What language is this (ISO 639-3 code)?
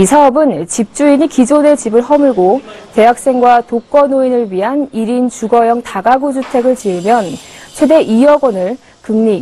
kor